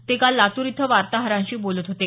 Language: Marathi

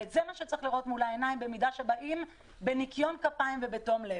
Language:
Hebrew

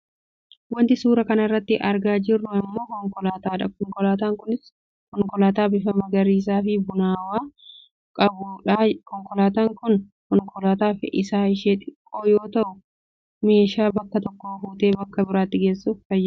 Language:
Oromo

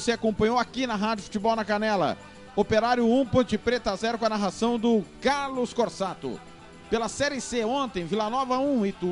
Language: Portuguese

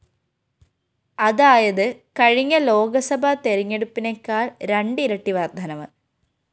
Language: Malayalam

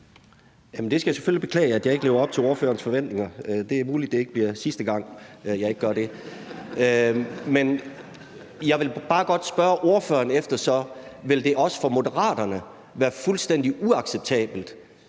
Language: Danish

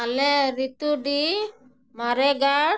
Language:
Santali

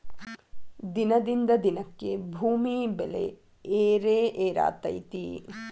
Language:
Kannada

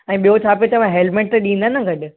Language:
Sindhi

